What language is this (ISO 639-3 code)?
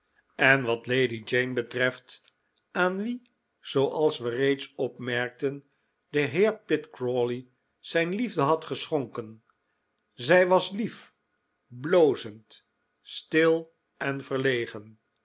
nld